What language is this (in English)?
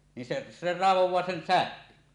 Finnish